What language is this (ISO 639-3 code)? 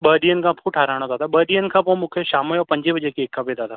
snd